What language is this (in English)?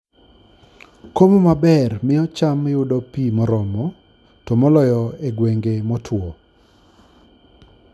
Luo (Kenya and Tanzania)